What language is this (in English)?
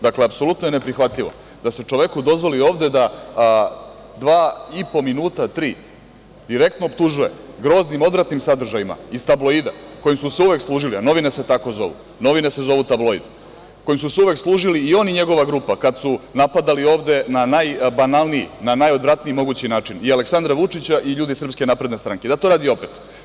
Serbian